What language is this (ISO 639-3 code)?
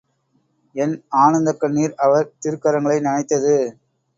tam